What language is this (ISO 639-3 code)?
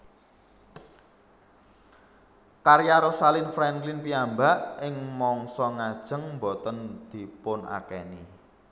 jav